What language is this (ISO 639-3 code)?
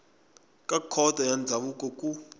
tso